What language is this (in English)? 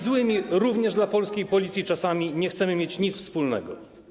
Polish